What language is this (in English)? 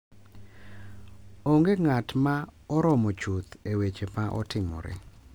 Luo (Kenya and Tanzania)